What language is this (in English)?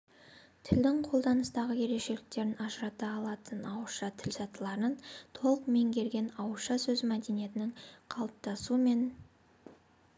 Kazakh